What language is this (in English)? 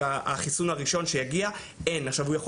Hebrew